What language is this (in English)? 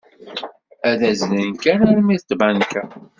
Kabyle